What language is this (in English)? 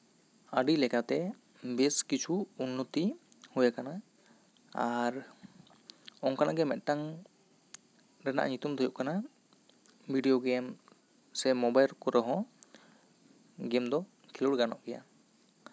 Santali